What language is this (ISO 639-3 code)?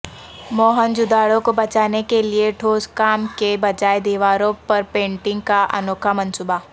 urd